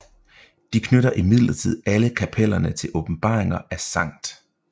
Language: Danish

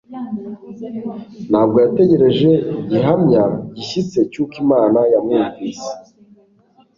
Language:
Kinyarwanda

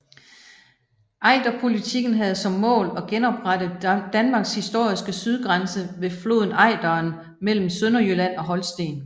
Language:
Danish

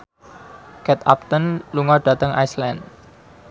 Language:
Javanese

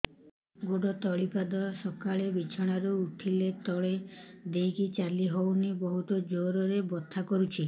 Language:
Odia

